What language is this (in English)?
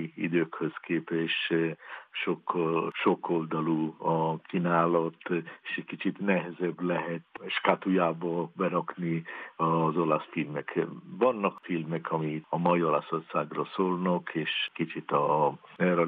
Hungarian